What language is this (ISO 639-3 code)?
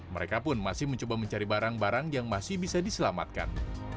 ind